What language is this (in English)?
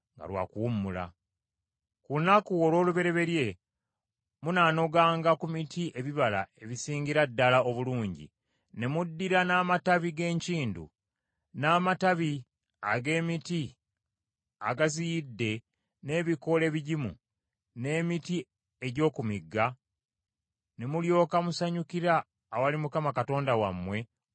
Ganda